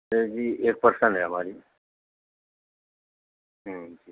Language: Urdu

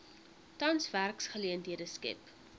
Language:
Afrikaans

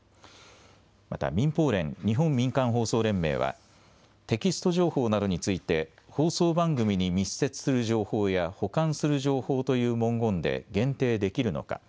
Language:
Japanese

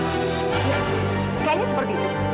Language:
Indonesian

